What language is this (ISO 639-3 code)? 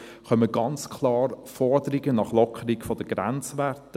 gsw